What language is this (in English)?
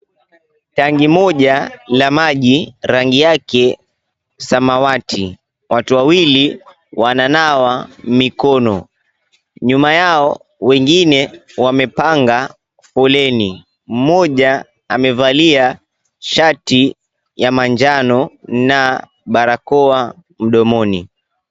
Swahili